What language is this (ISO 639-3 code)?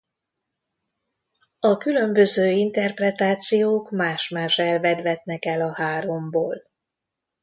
hun